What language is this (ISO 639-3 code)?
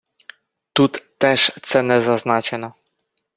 ukr